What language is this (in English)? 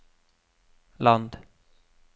Norwegian